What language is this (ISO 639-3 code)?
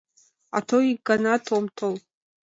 chm